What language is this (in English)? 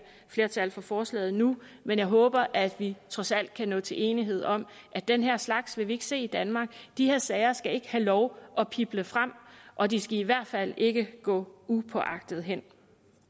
Danish